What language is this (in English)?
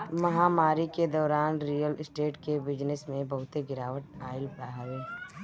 Bhojpuri